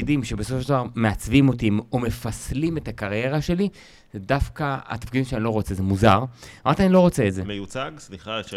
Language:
Hebrew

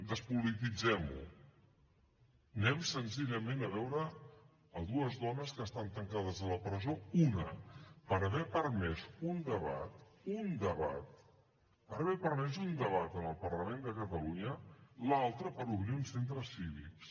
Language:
Catalan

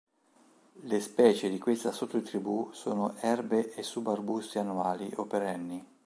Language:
Italian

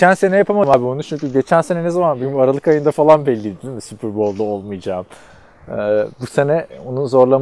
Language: Turkish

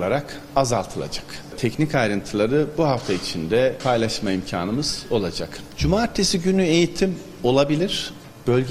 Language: Turkish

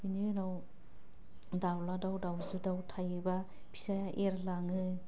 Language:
Bodo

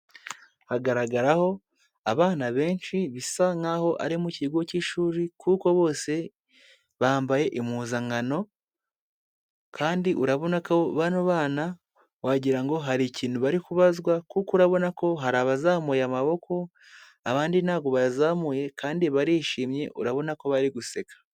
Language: Kinyarwanda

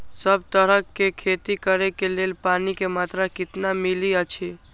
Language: Maithili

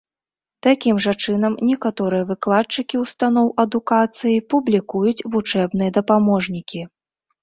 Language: Belarusian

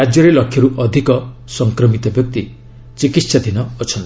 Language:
Odia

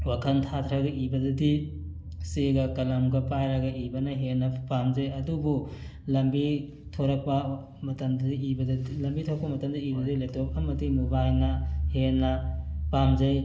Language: Manipuri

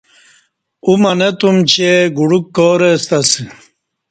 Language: Kati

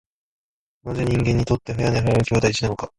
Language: Japanese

